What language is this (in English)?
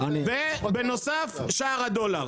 Hebrew